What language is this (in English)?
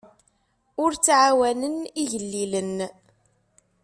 Kabyle